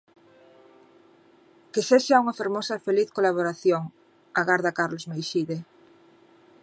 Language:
Galician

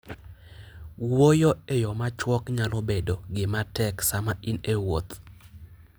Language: Luo (Kenya and Tanzania)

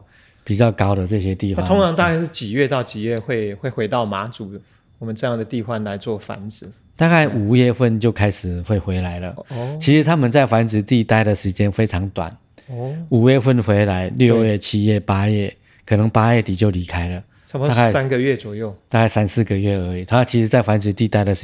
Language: Chinese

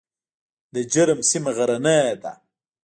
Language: Pashto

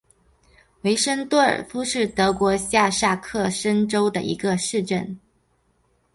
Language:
Chinese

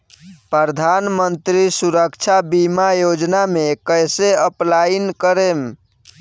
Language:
Bhojpuri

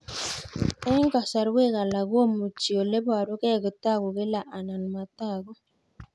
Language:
Kalenjin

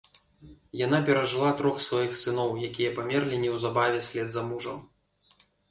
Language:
Belarusian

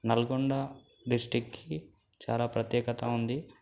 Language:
Telugu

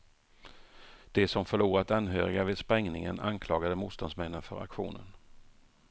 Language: Swedish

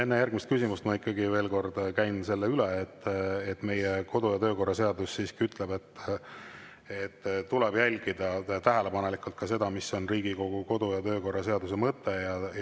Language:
Estonian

